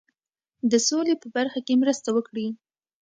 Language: Pashto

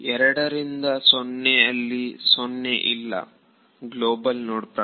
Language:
Kannada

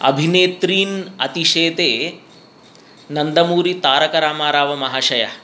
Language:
Sanskrit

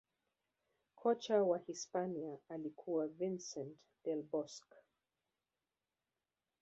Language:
Swahili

